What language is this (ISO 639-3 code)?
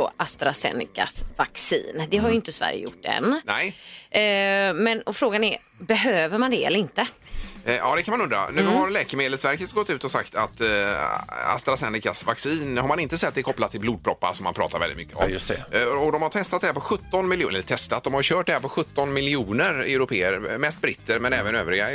swe